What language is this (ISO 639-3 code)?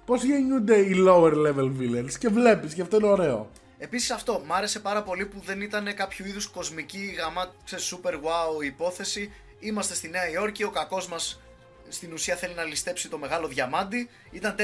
ell